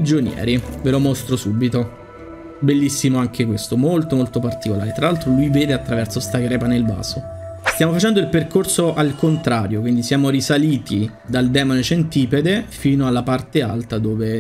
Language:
Italian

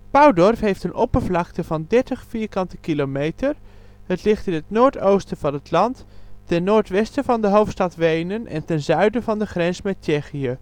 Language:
Dutch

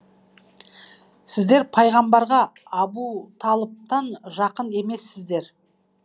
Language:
Kazakh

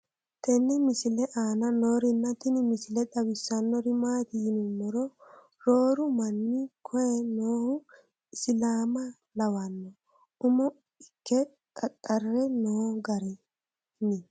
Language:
Sidamo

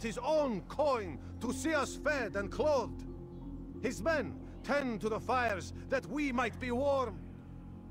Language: Polish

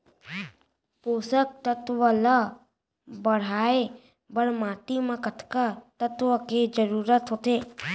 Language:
Chhattisgarhi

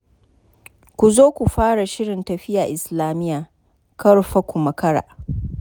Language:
Hausa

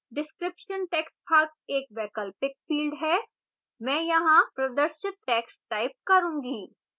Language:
Hindi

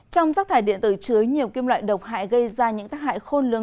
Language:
Vietnamese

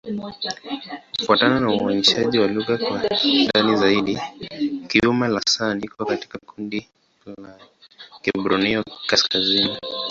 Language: Swahili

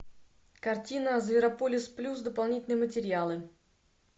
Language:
Russian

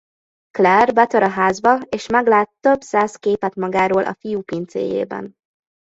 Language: Hungarian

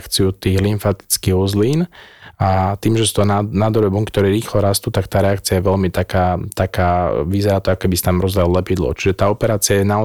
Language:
Slovak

